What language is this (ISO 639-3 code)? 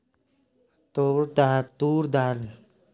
hin